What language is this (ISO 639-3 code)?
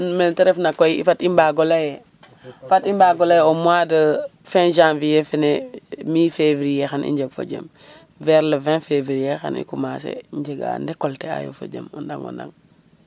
srr